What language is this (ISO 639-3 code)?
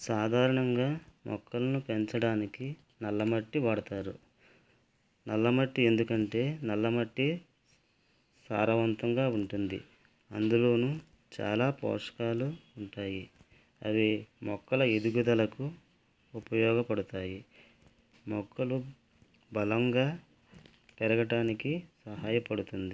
tel